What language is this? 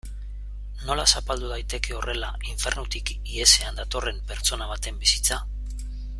Basque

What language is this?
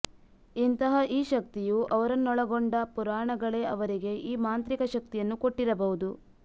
Kannada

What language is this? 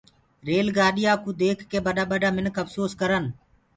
Gurgula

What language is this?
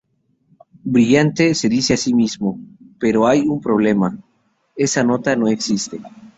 Spanish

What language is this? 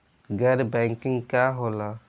Bhojpuri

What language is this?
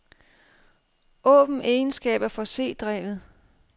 Danish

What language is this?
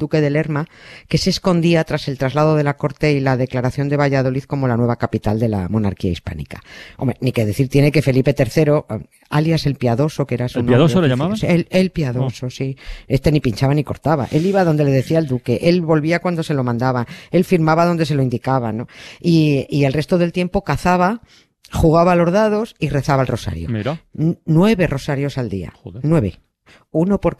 Spanish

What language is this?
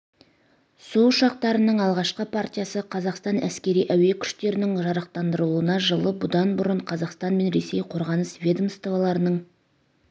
Kazakh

